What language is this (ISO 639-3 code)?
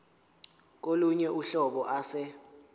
zul